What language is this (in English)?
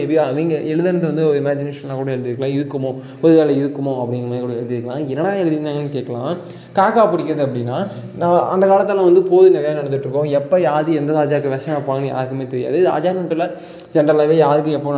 Tamil